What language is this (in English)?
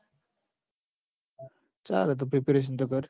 Gujarati